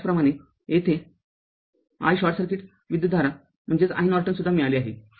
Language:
Marathi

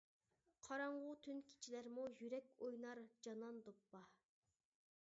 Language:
Uyghur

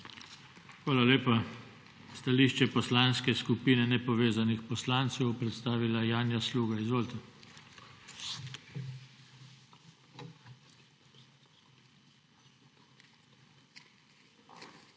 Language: Slovenian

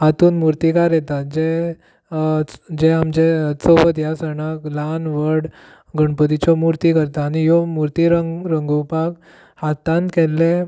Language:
Konkani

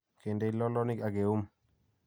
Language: Kalenjin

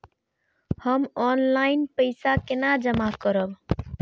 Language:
Maithili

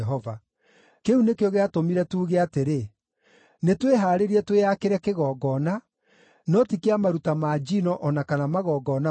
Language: Kikuyu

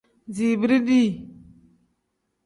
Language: Tem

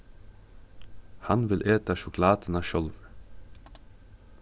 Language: Faroese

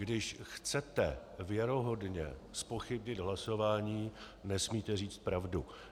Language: Czech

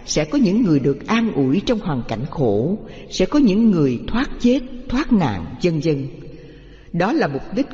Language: Vietnamese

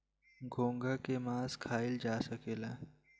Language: Bhojpuri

